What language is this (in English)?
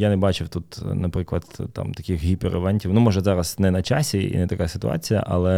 Ukrainian